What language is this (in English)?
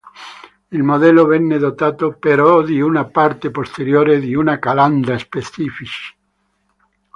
Italian